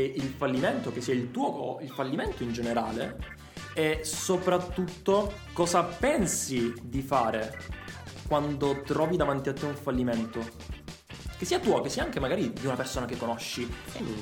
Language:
Italian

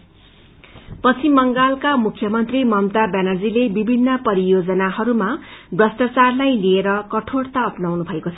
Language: Nepali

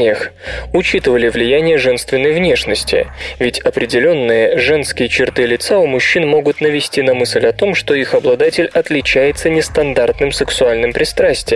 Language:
Russian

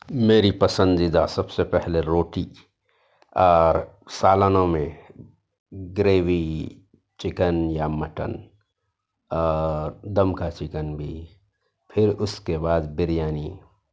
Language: Urdu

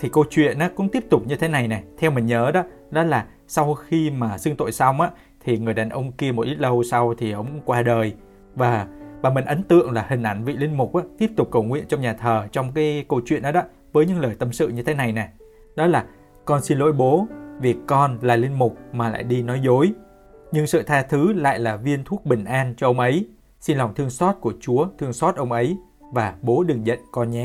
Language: Vietnamese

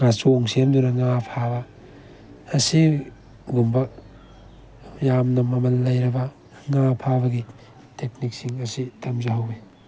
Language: Manipuri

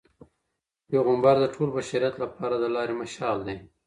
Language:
Pashto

